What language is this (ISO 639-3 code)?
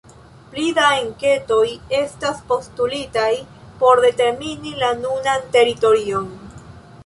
epo